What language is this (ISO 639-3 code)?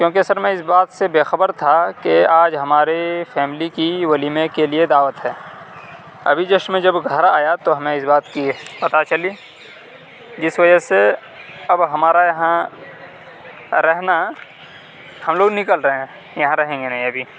urd